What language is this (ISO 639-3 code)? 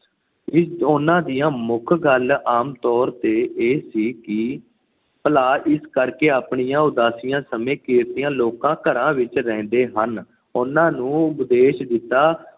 pan